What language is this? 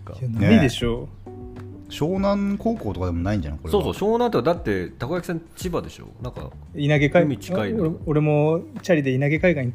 Japanese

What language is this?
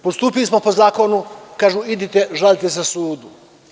Serbian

